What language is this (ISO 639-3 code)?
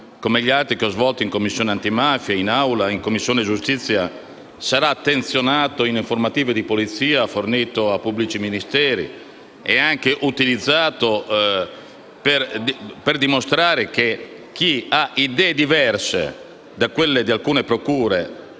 ita